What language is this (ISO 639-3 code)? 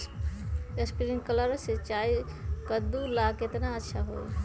mag